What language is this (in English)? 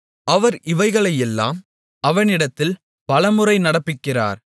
Tamil